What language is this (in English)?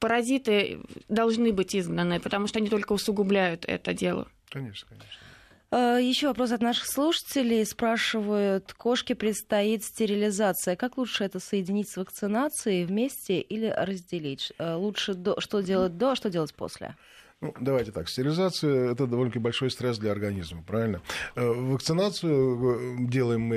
Russian